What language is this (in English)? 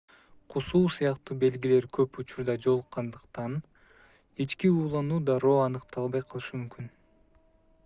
Kyrgyz